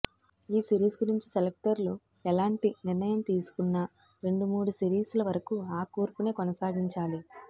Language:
Telugu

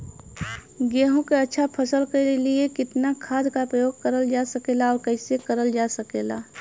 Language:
Bhojpuri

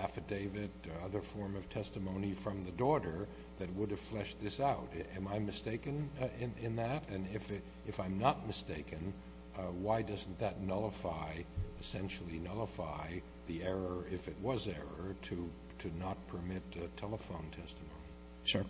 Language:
English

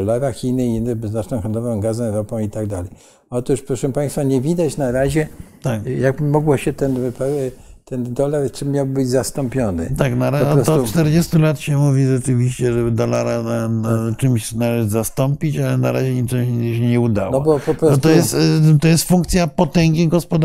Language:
Polish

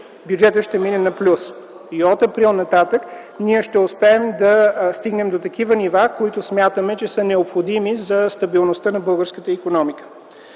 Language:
Bulgarian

